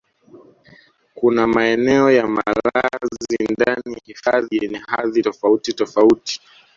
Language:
Swahili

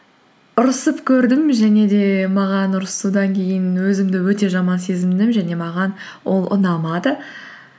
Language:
Kazakh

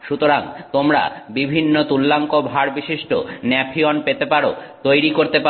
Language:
Bangla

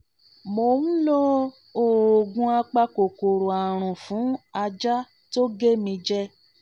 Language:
Yoruba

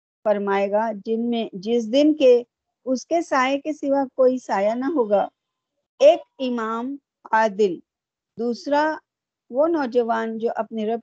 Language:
Urdu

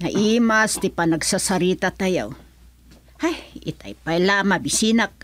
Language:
Filipino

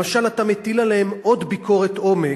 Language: Hebrew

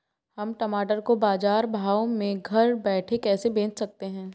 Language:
Hindi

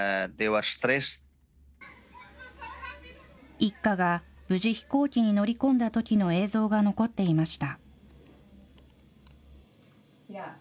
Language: Japanese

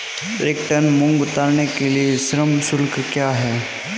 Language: Hindi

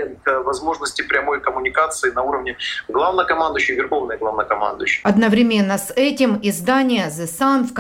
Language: Russian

